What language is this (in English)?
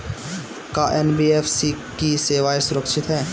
Bhojpuri